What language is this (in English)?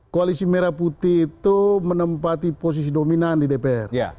Indonesian